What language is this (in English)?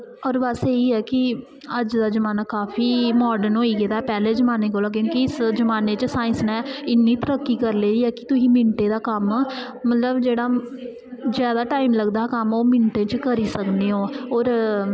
Dogri